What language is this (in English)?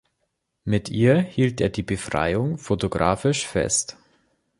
German